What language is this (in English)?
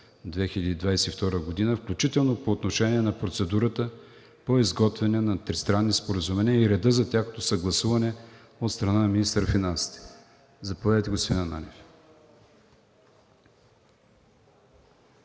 Bulgarian